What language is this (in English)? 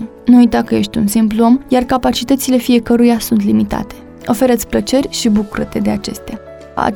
Romanian